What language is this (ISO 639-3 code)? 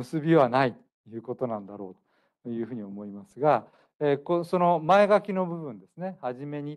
jpn